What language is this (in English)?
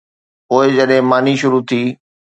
Sindhi